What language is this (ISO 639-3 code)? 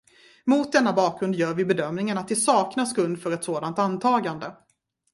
swe